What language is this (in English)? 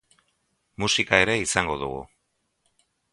Basque